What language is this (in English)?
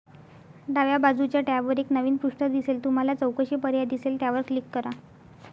Marathi